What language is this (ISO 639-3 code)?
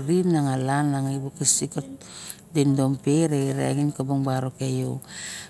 bjk